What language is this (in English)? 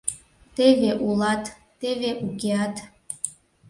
Mari